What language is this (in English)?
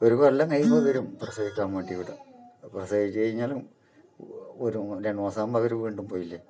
Malayalam